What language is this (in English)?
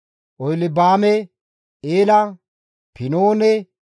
Gamo